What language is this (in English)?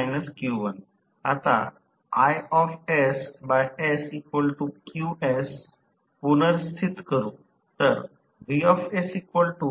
Marathi